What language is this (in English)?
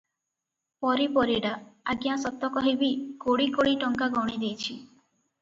Odia